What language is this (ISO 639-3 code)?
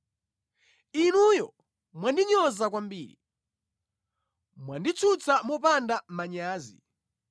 nya